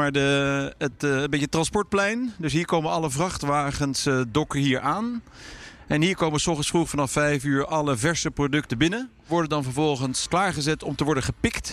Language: Dutch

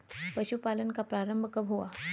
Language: Hindi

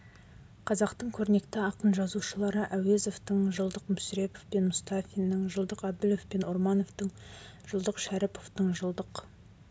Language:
Kazakh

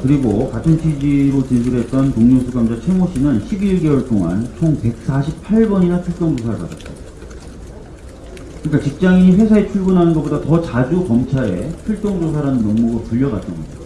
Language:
Korean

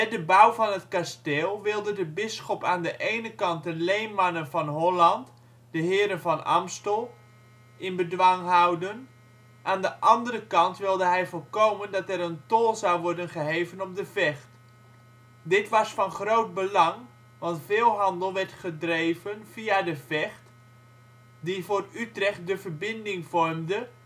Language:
Dutch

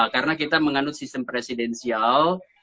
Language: Indonesian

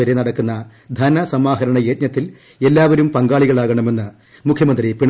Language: Malayalam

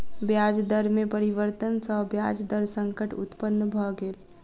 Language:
Maithili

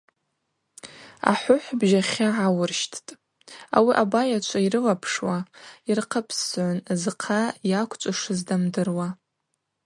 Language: Abaza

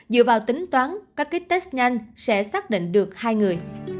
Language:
Vietnamese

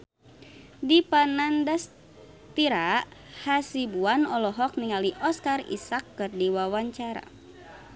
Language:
Sundanese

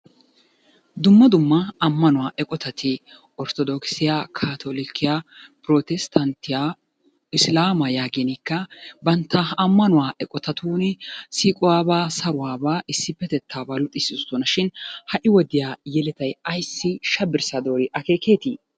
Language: Wolaytta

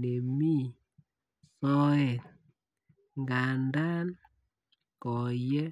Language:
Kalenjin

